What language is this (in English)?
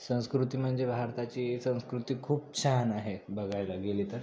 Marathi